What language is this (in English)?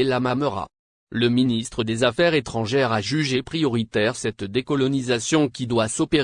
French